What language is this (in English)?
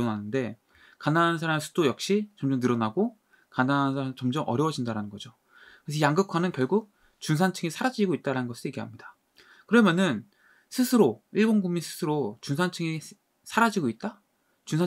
Korean